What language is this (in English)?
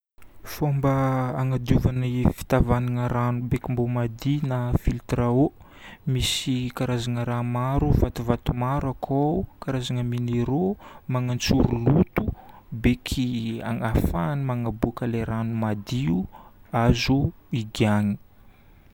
Northern Betsimisaraka Malagasy